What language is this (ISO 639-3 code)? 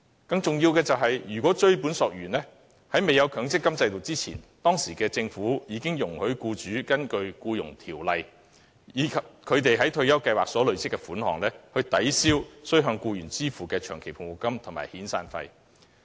yue